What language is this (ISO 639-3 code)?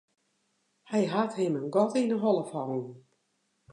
fry